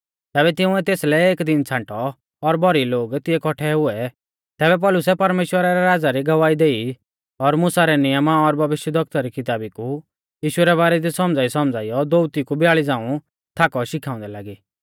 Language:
Mahasu Pahari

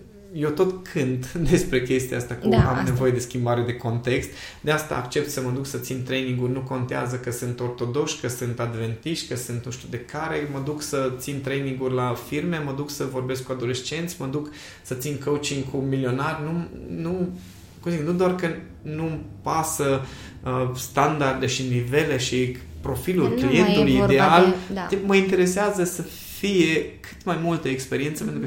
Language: Romanian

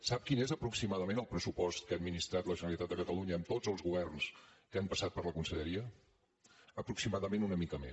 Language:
Catalan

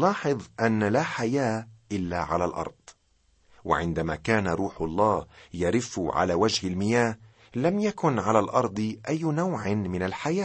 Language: Arabic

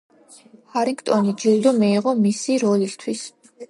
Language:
Georgian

